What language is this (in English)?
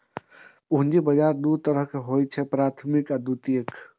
Maithili